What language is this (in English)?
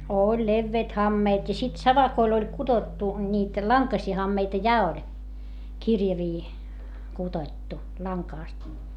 Finnish